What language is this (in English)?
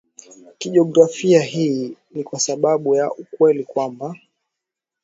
Swahili